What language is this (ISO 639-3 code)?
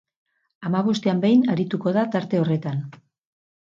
eus